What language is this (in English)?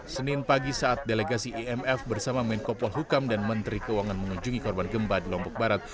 Indonesian